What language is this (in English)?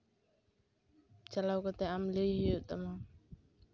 Santali